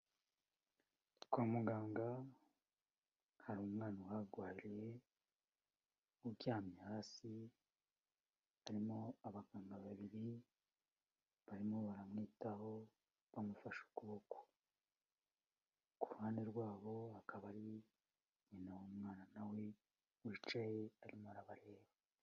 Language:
Kinyarwanda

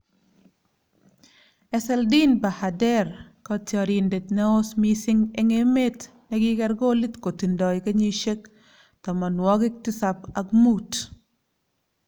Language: Kalenjin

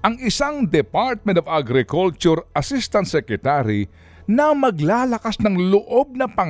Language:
Filipino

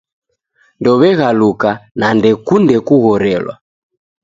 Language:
Taita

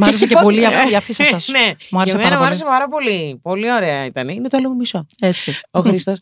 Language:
Greek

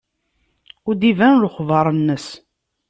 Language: Kabyle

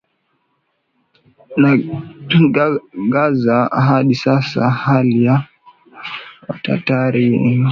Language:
Swahili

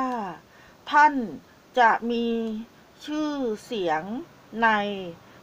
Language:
Thai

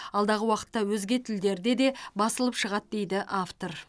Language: Kazakh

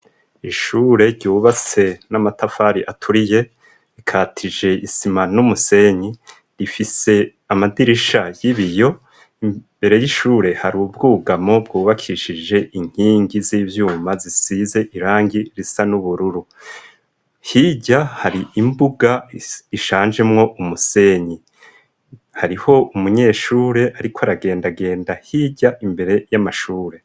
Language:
Rundi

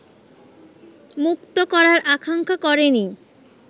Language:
Bangla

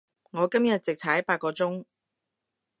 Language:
Cantonese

